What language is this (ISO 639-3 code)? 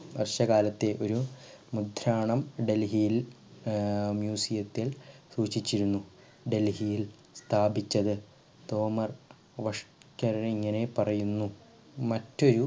mal